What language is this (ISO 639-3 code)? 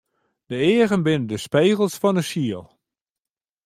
fry